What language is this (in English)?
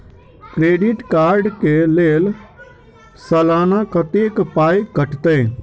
Maithili